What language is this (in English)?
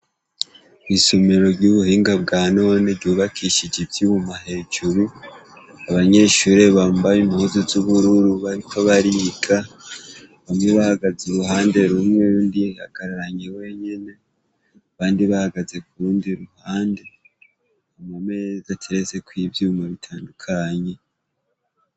Rundi